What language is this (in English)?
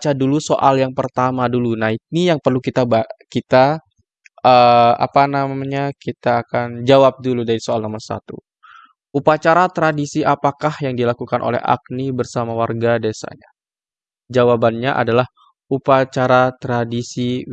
Indonesian